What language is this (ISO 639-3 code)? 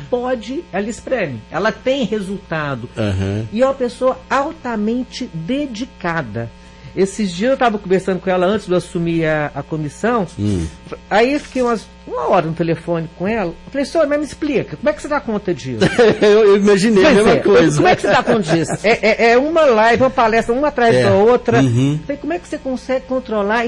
por